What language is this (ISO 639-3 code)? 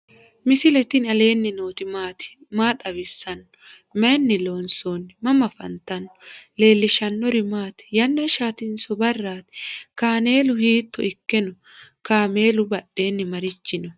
sid